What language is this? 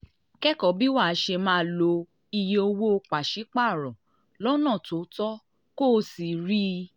Yoruba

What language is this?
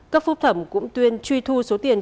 Vietnamese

